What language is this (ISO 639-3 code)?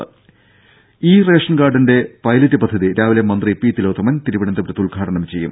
mal